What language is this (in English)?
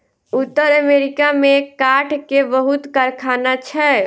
Maithili